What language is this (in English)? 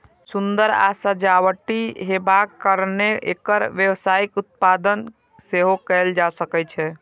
Maithili